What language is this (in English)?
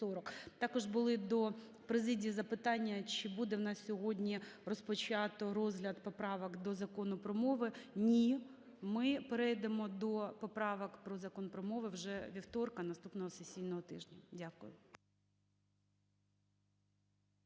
Ukrainian